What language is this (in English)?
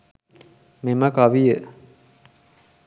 Sinhala